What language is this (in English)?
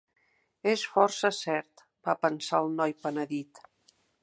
Catalan